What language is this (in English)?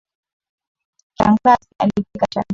Swahili